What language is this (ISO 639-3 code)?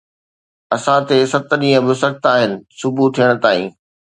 snd